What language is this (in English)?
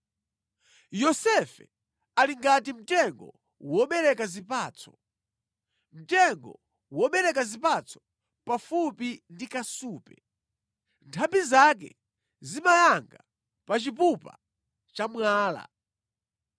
Nyanja